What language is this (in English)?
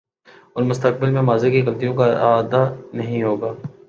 Urdu